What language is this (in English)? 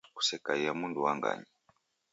Taita